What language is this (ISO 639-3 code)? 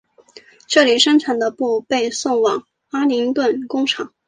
zho